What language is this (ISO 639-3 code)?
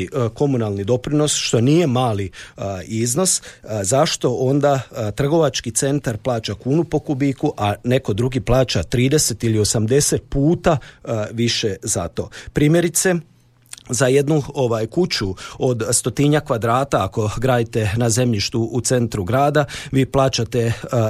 hrv